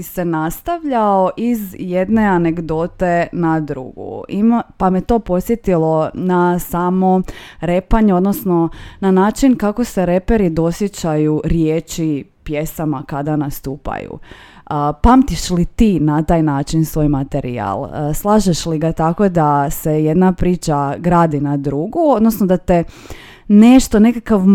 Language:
Croatian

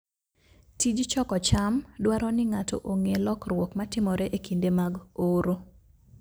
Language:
Luo (Kenya and Tanzania)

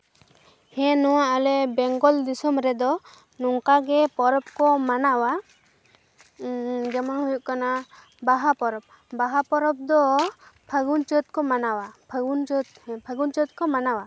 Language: Santali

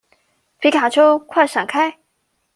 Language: Chinese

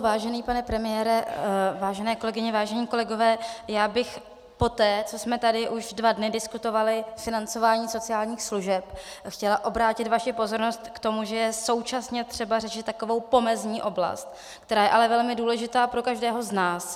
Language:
Czech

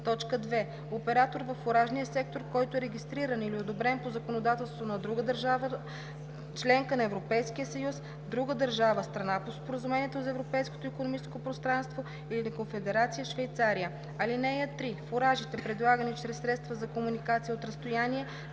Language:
Bulgarian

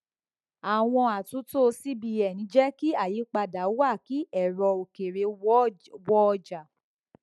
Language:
Yoruba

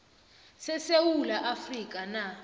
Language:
South Ndebele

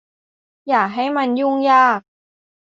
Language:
Thai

